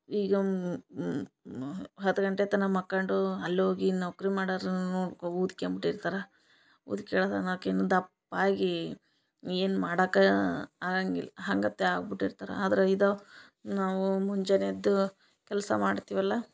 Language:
Kannada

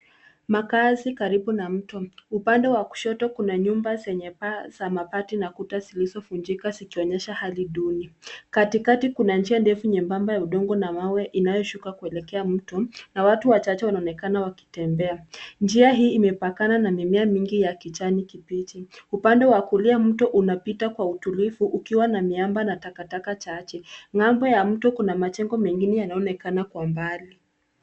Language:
Swahili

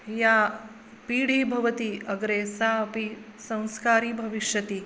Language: Sanskrit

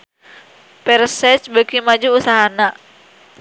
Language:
Sundanese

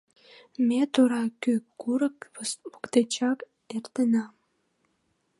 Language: Mari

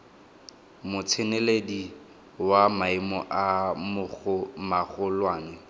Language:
Tswana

